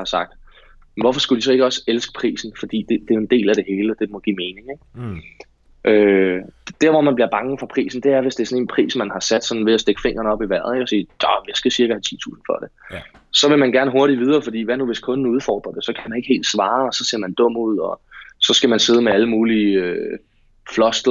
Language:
Danish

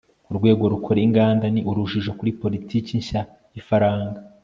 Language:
Kinyarwanda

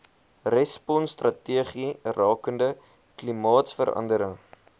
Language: Afrikaans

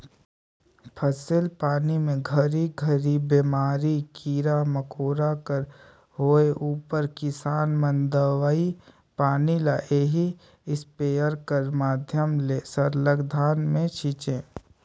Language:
Chhattisgarhi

